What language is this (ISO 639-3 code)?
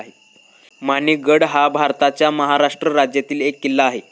mar